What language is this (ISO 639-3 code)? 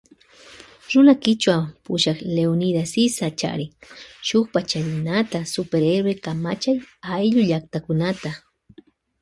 qvj